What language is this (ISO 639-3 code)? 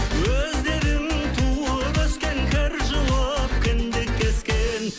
kaz